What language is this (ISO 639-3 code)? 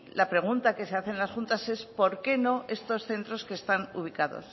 spa